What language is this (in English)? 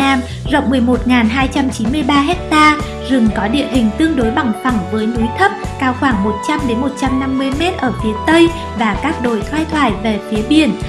Vietnamese